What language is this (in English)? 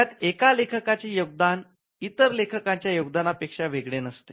Marathi